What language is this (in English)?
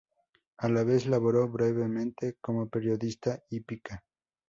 Spanish